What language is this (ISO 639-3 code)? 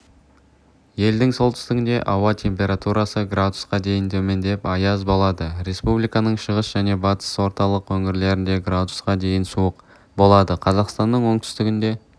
kaz